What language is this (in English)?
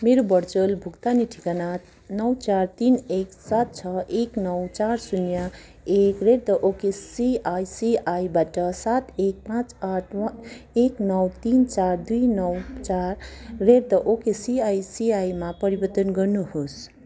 Nepali